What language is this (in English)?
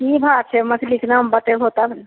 Maithili